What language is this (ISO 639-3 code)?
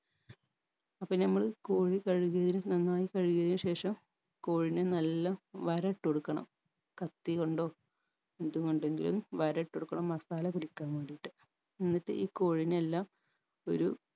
mal